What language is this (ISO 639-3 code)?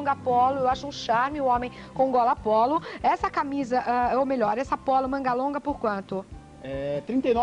por